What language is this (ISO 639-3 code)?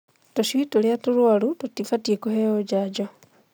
kik